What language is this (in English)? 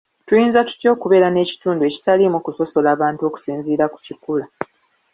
Ganda